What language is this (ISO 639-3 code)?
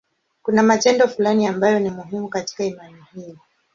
swa